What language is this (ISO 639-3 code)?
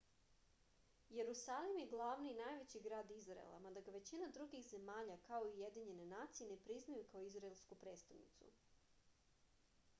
srp